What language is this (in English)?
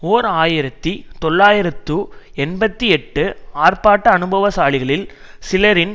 Tamil